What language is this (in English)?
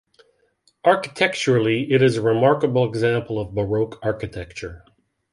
English